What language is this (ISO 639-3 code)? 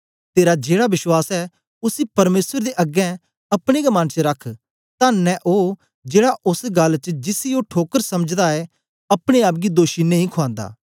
doi